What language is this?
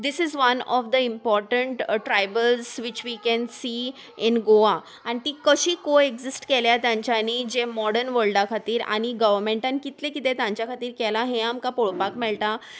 Konkani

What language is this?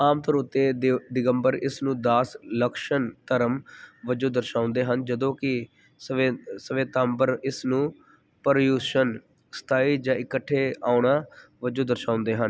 Punjabi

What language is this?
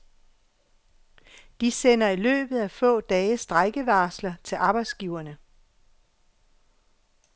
Danish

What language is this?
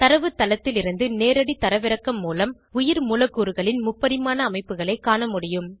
Tamil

